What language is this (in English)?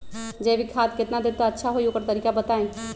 Magahi